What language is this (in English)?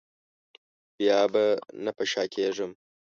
Pashto